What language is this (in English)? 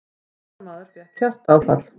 Icelandic